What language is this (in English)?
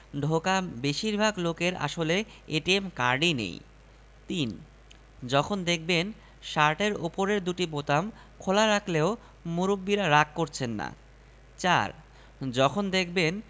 Bangla